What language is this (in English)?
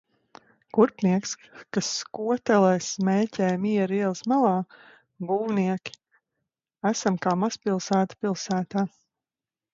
Latvian